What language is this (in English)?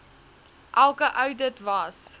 Afrikaans